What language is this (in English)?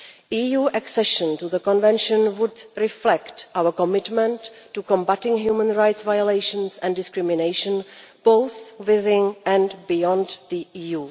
English